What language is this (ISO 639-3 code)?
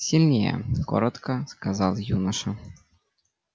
rus